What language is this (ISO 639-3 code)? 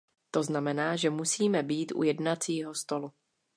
ces